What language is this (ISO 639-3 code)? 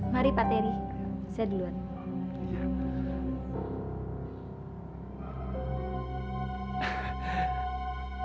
ind